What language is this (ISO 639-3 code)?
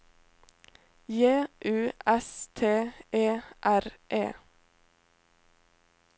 nor